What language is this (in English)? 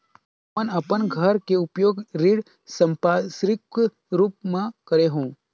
Chhattisgarhi